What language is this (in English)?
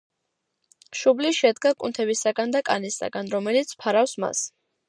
Georgian